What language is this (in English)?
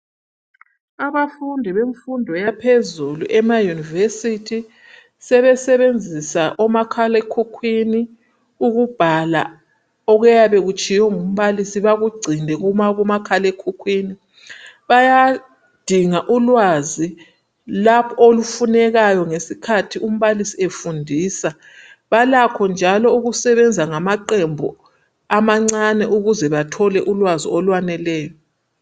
North Ndebele